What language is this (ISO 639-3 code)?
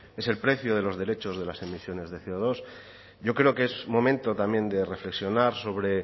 spa